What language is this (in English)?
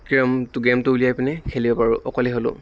Assamese